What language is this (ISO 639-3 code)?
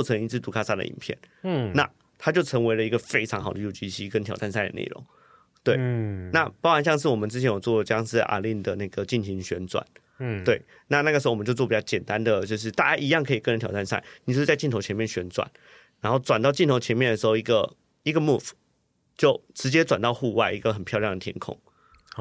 zho